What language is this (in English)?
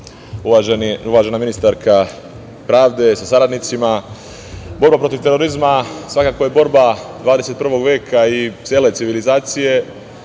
Serbian